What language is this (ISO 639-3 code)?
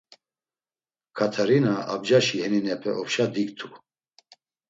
lzz